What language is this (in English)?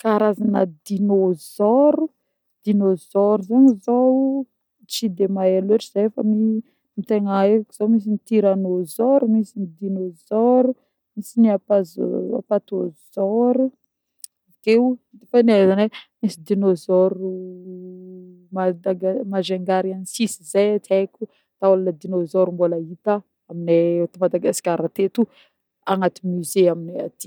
Northern Betsimisaraka Malagasy